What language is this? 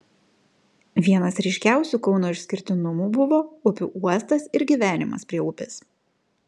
Lithuanian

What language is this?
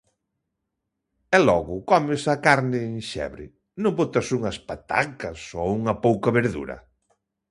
Galician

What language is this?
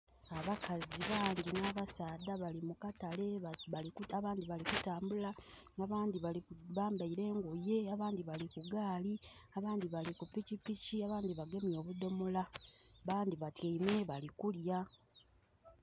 Soga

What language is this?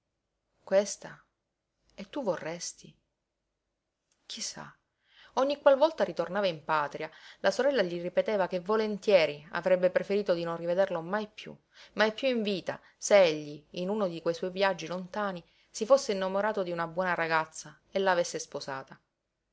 Italian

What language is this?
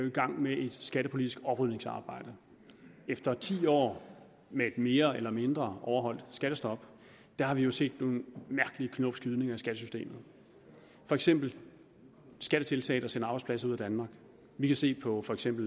Danish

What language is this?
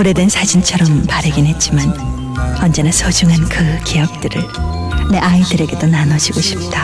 Korean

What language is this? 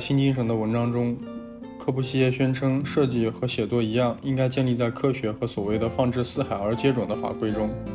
Chinese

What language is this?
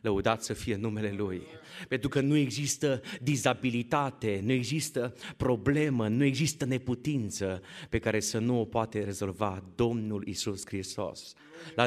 Romanian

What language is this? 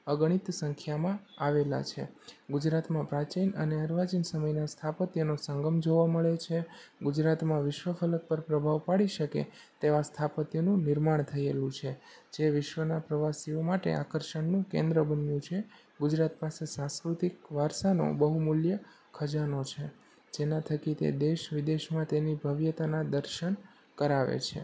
Gujarati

